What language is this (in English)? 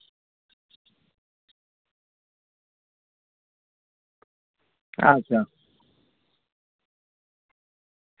Santali